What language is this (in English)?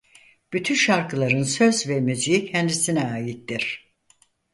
Turkish